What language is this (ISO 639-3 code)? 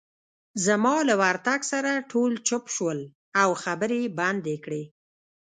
pus